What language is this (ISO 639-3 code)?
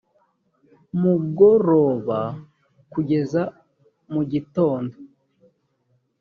kin